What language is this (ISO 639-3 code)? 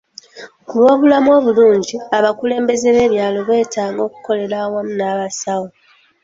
lug